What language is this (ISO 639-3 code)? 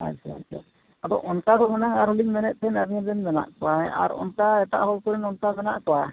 sat